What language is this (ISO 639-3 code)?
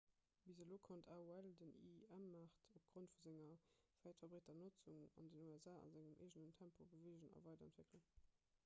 ltz